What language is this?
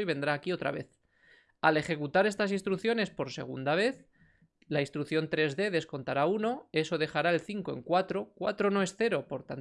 Spanish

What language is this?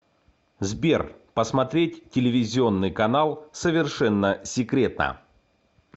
Russian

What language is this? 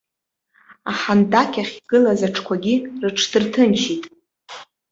Abkhazian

